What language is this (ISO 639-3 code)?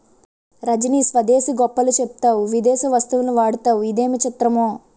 tel